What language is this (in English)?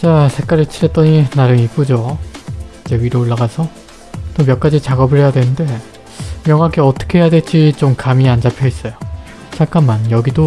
Korean